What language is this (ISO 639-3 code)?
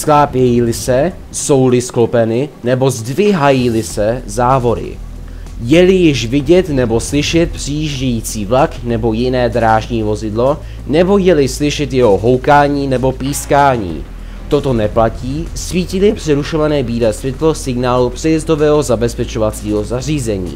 ces